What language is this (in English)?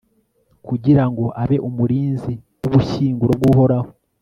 Kinyarwanda